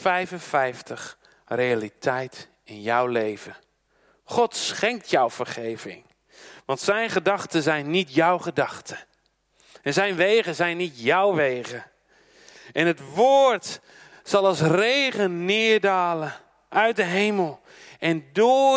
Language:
Dutch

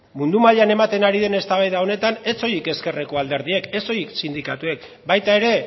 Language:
Basque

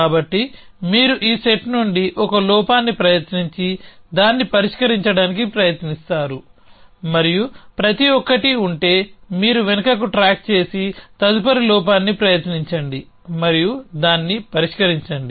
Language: Telugu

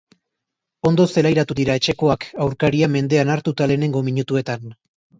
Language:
Basque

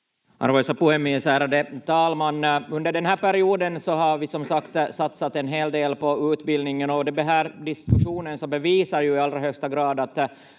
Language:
Finnish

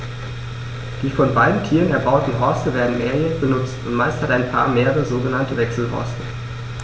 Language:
German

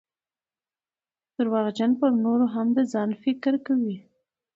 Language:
Pashto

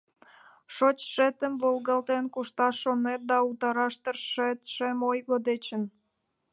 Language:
Mari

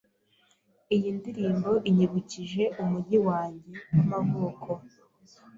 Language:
Kinyarwanda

